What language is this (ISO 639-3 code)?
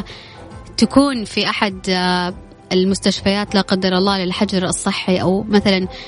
ara